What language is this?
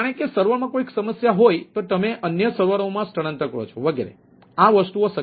Gujarati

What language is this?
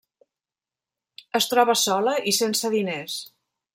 Catalan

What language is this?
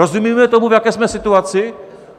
Czech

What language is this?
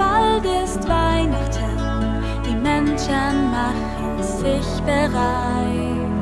Dutch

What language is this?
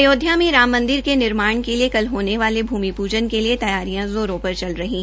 Hindi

